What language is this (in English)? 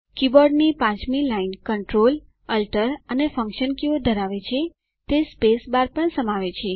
Gujarati